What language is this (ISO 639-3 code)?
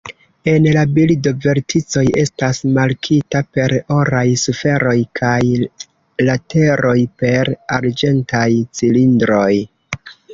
epo